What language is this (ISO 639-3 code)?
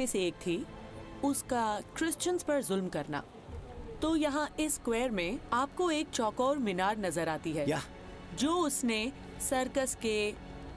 hin